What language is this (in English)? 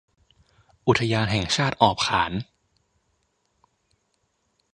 Thai